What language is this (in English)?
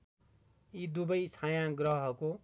Nepali